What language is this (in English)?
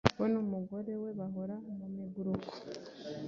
Kinyarwanda